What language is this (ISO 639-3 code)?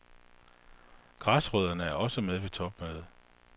dan